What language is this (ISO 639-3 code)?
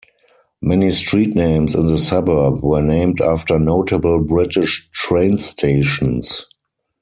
eng